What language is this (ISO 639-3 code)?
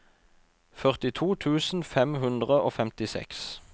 nor